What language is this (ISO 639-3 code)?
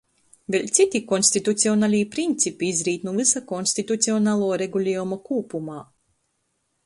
ltg